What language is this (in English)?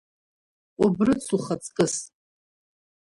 Abkhazian